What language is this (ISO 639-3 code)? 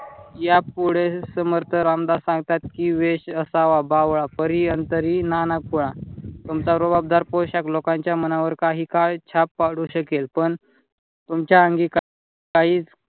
mar